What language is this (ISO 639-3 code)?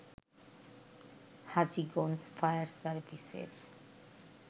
ben